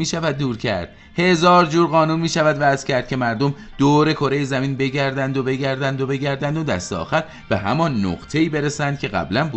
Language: Persian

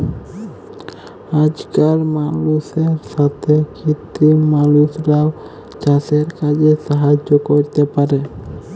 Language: Bangla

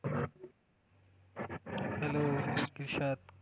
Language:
Marathi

